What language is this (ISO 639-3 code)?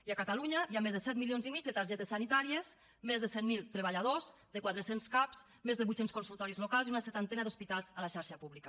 cat